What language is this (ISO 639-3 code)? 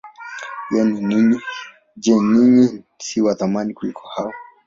swa